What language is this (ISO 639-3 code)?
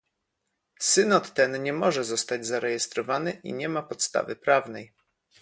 pol